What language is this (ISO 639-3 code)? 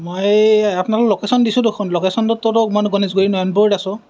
asm